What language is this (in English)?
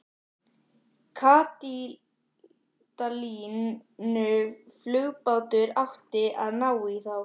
Icelandic